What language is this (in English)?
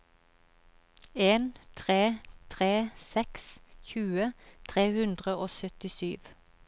Norwegian